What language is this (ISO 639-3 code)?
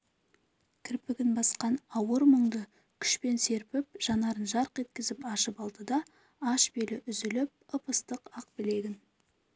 kaz